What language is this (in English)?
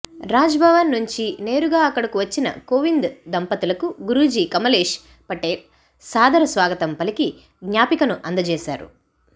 Telugu